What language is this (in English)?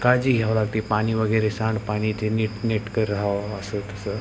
Marathi